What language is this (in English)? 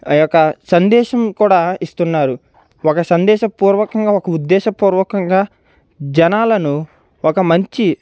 Telugu